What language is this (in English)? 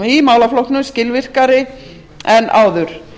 Icelandic